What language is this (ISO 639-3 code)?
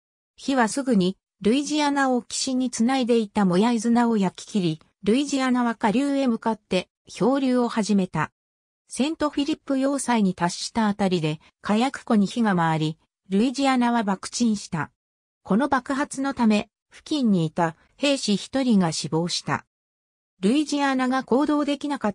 jpn